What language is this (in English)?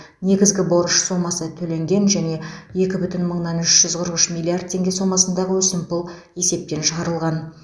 Kazakh